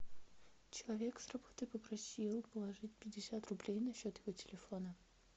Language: Russian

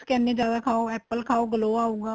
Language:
Punjabi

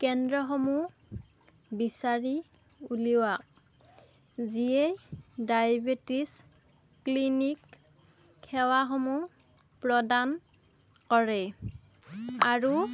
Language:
Assamese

